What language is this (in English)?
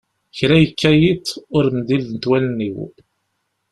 Kabyle